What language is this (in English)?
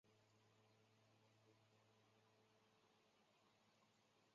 Chinese